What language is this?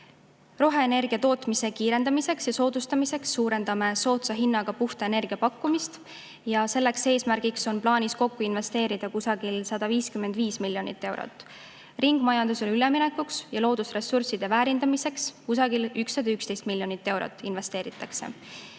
Estonian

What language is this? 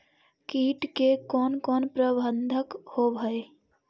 Magahi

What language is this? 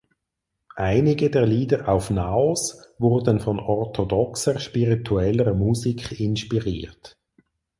German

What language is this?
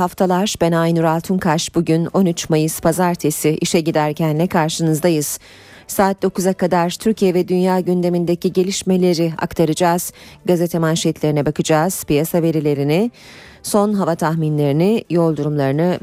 Turkish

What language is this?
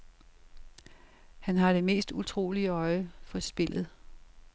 Danish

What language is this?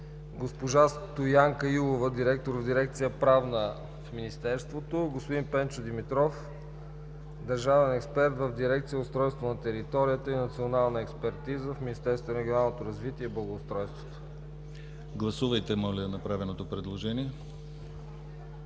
Bulgarian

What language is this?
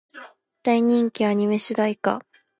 Japanese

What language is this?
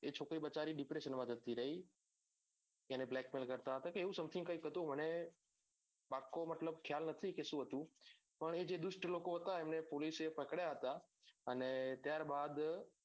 Gujarati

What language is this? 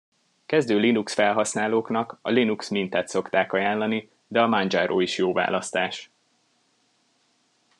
Hungarian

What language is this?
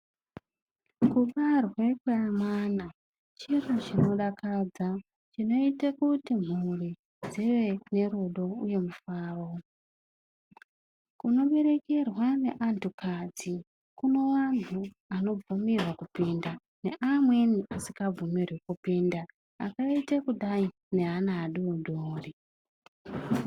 Ndau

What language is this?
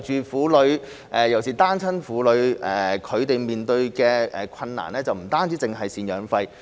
Cantonese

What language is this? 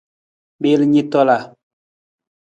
Nawdm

